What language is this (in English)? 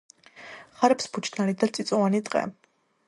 Georgian